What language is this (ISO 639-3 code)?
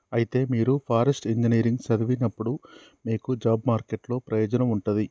tel